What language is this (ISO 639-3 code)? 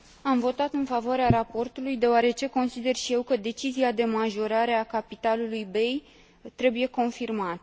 ron